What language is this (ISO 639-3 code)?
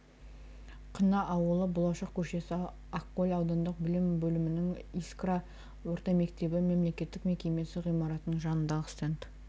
kaz